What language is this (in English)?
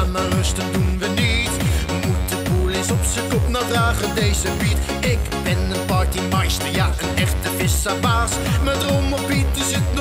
Dutch